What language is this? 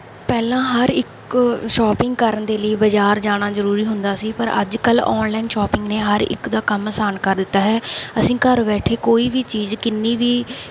Punjabi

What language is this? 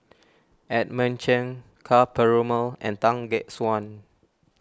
English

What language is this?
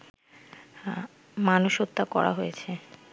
Bangla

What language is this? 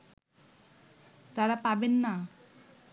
Bangla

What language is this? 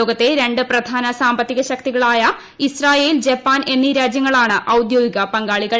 Malayalam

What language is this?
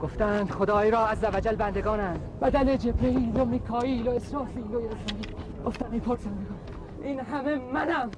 Persian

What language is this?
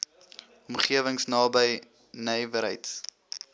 Afrikaans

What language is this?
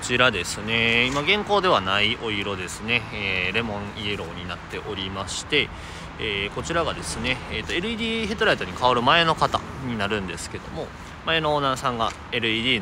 Japanese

